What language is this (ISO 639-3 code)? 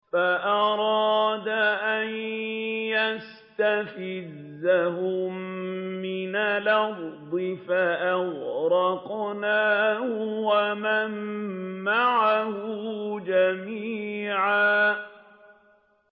ara